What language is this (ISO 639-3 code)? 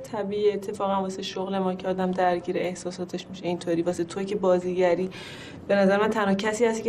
fas